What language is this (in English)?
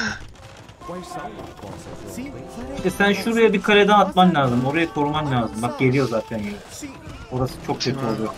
Turkish